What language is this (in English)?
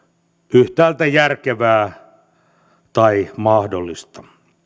Finnish